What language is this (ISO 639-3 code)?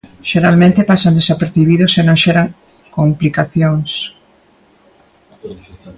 glg